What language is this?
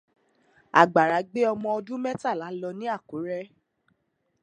Yoruba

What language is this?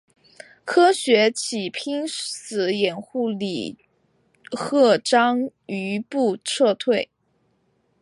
Chinese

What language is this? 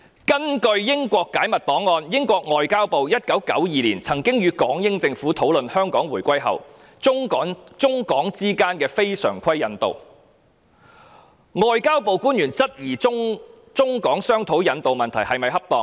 Cantonese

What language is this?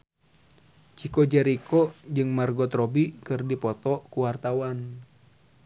Sundanese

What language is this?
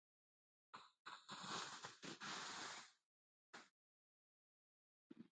Jauja Wanca Quechua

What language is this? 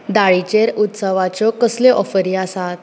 Konkani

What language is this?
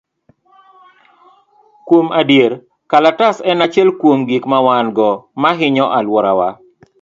Luo (Kenya and Tanzania)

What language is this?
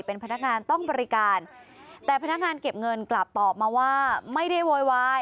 Thai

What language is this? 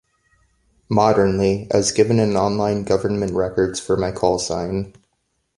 English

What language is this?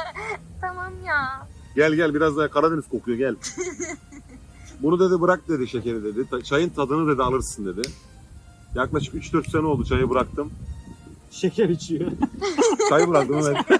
Turkish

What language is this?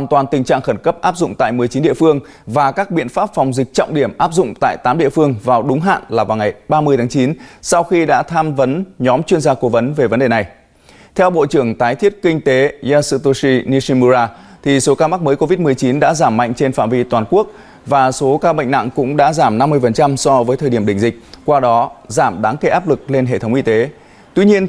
Vietnamese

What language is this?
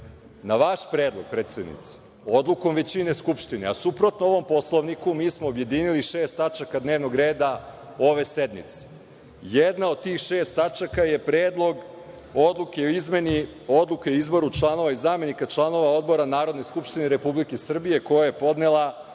Serbian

